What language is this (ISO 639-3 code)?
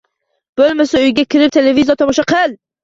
uzb